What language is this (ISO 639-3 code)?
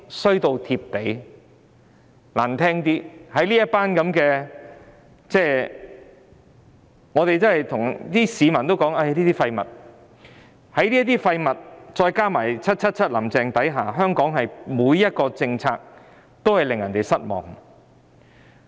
yue